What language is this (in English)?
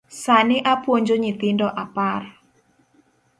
Luo (Kenya and Tanzania)